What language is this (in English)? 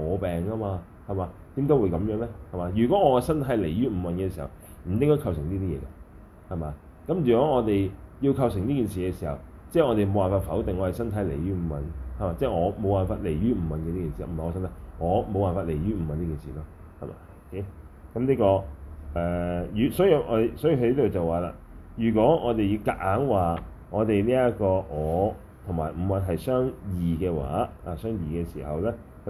Chinese